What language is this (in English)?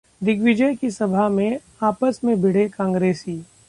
Hindi